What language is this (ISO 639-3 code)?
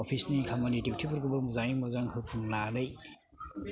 brx